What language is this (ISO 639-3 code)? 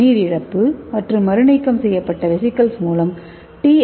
tam